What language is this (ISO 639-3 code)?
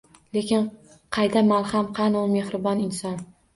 uzb